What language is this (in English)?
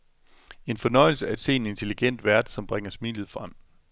Danish